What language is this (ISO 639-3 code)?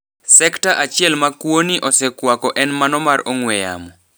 luo